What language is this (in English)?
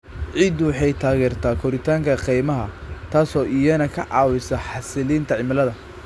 Somali